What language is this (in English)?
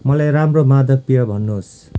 Nepali